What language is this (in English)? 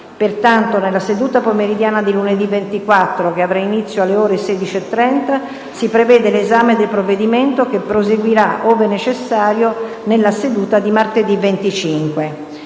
Italian